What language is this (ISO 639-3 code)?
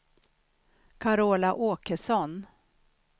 swe